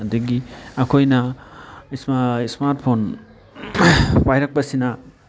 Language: Manipuri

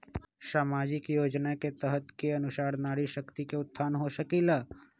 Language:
Magahi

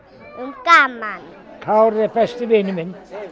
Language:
Icelandic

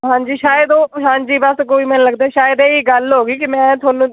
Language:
Punjabi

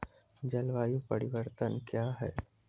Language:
Maithili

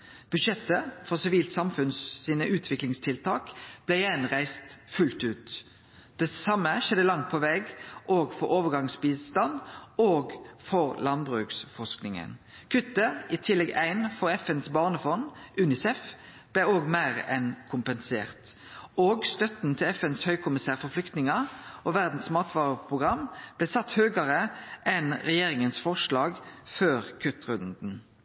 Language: Norwegian Nynorsk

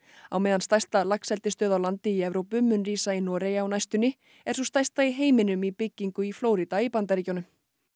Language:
Icelandic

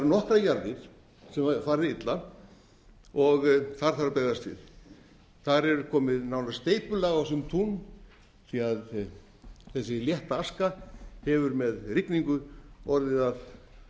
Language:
Icelandic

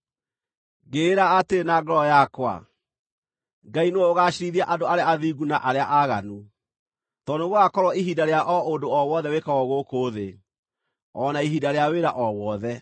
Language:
Kikuyu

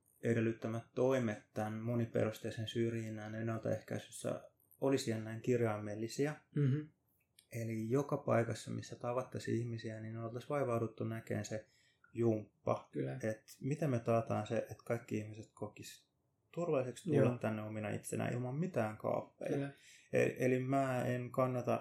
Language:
Finnish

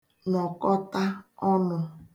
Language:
Igbo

